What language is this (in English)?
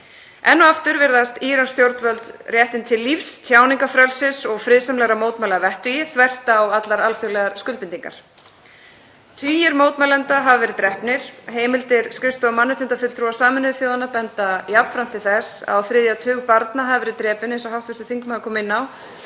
Icelandic